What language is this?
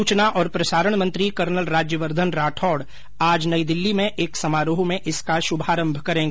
Hindi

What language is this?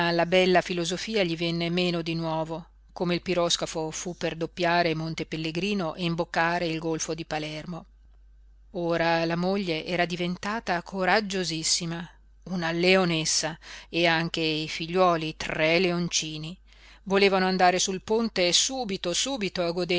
Italian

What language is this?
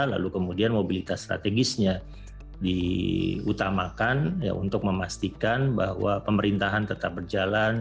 Indonesian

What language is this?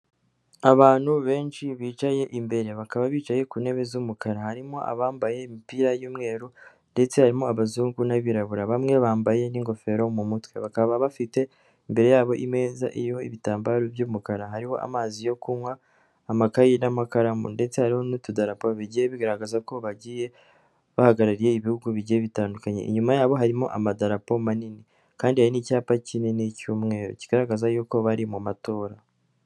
Kinyarwanda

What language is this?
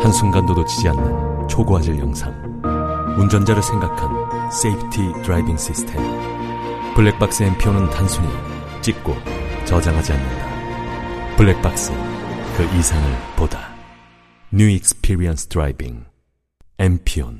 Korean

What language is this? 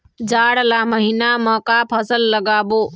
Chhattisgarhi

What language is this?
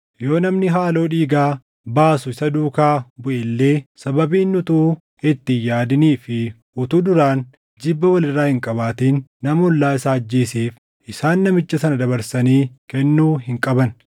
Oromo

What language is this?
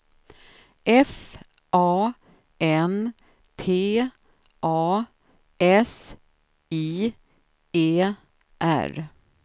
Swedish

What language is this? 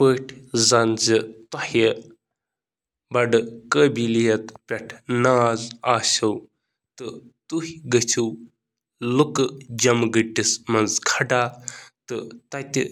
Kashmiri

